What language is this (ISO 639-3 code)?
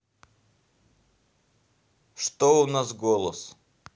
rus